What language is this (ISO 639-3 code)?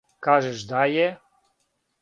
srp